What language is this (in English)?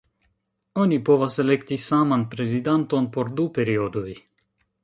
Esperanto